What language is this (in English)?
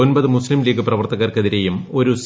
Malayalam